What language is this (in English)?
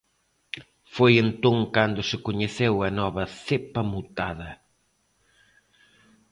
Galician